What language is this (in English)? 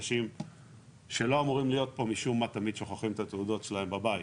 Hebrew